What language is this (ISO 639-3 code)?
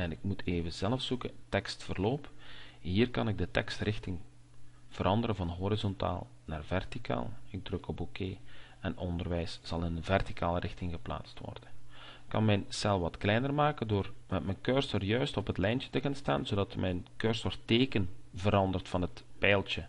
nld